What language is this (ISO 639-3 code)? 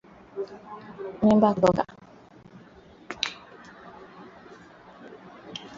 swa